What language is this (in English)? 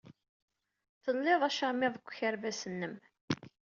Kabyle